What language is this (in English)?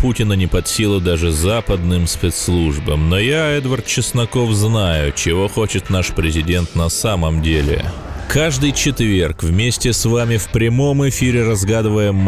Russian